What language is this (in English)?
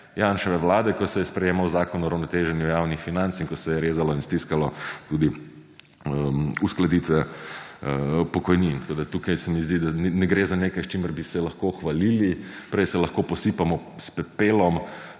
Slovenian